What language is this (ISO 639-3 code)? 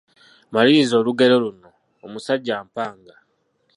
lug